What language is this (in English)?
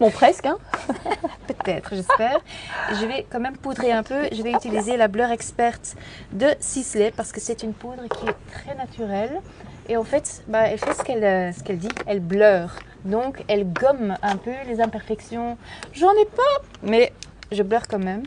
French